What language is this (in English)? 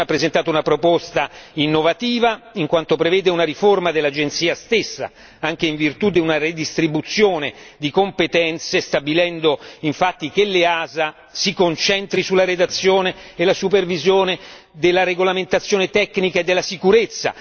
Italian